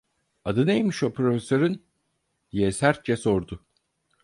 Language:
Turkish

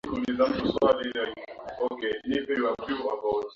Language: Swahili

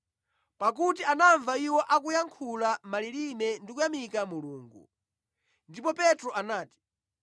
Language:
Nyanja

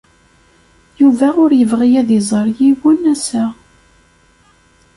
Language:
Kabyle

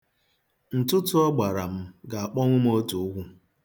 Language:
Igbo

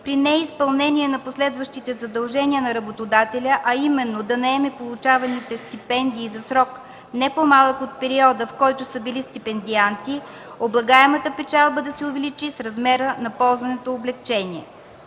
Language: Bulgarian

